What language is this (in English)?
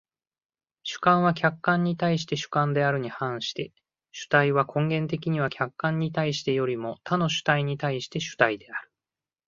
Japanese